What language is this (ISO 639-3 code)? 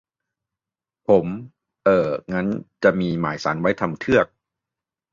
tha